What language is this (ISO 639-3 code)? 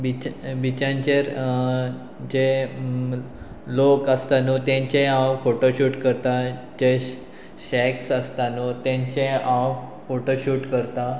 kok